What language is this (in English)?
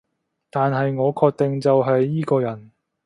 Cantonese